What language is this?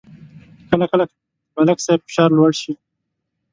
Pashto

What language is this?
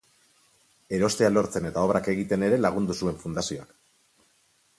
Basque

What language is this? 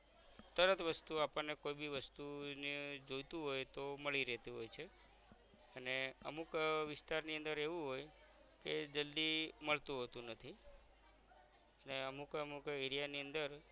Gujarati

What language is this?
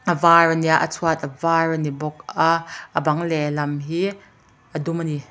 Mizo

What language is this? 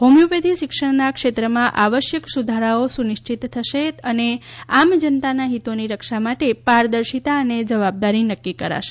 Gujarati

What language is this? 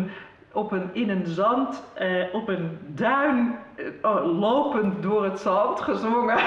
Dutch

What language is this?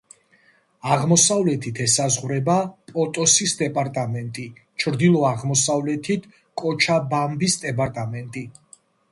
Georgian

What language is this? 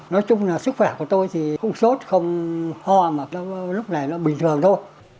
Vietnamese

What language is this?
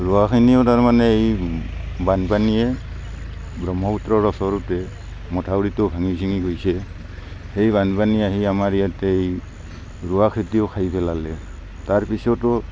Assamese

